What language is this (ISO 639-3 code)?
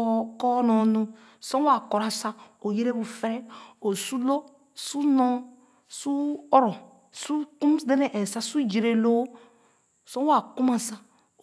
ogo